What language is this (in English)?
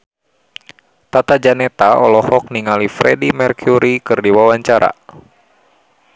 Sundanese